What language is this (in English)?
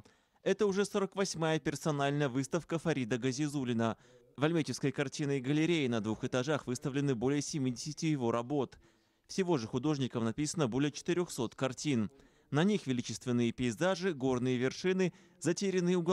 Russian